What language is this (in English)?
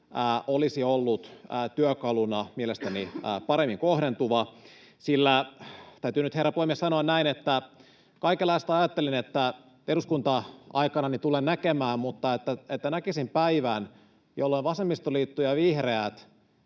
Finnish